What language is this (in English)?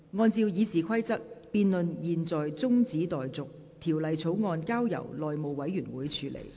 Cantonese